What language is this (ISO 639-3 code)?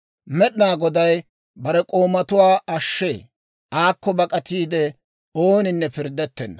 dwr